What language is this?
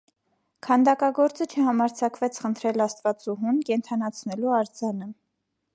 Armenian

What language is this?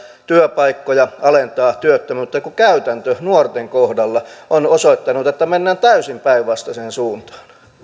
Finnish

